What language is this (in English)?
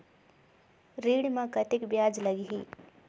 Chhattisgarhi